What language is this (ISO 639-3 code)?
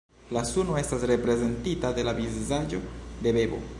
epo